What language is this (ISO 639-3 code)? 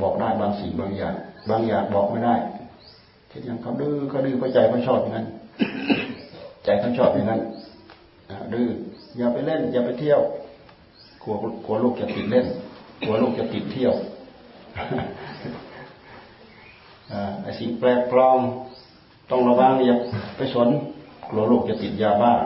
tha